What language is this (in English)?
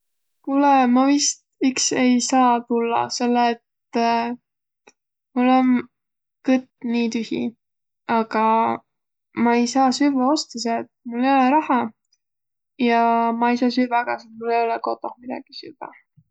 Võro